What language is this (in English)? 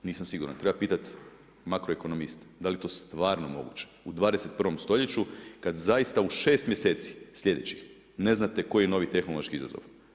Croatian